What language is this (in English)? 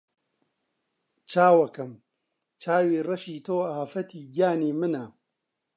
Central Kurdish